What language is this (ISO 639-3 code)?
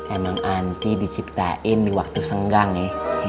ind